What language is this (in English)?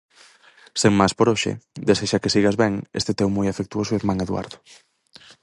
Galician